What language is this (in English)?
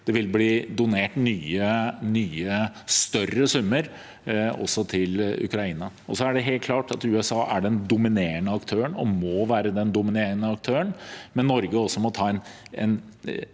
Norwegian